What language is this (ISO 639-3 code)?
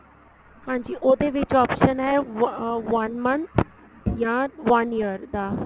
pan